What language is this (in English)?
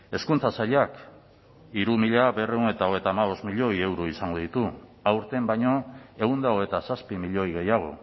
Basque